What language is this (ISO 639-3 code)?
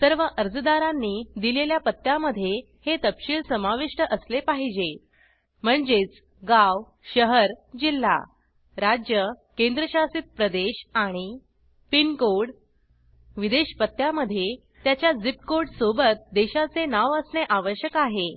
mar